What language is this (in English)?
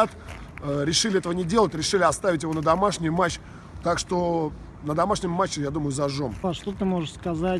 Russian